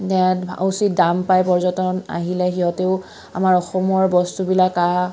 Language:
Assamese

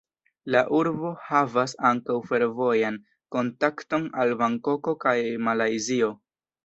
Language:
Esperanto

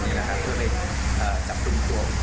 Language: Thai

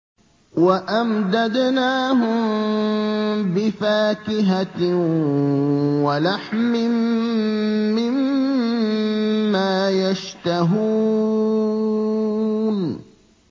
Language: Arabic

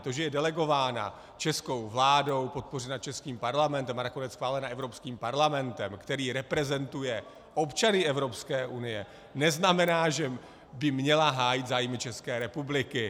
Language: Czech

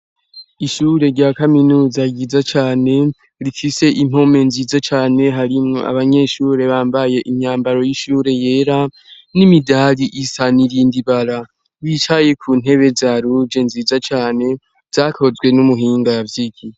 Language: Rundi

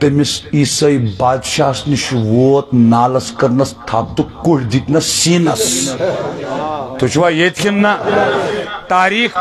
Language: Turkish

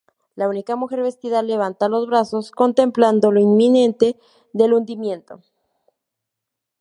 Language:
Spanish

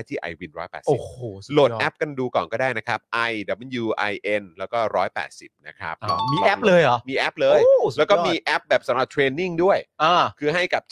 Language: Thai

